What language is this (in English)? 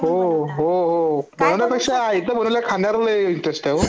Marathi